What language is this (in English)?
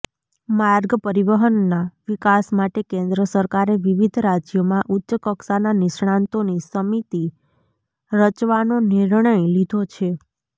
Gujarati